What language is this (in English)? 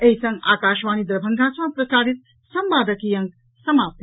Maithili